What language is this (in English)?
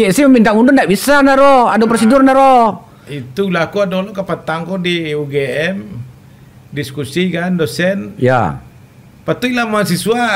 Indonesian